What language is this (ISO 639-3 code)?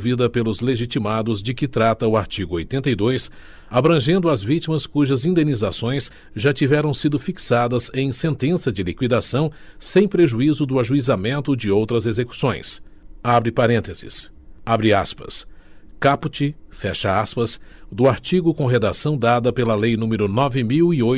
por